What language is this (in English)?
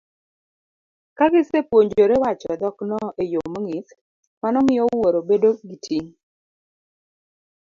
Luo (Kenya and Tanzania)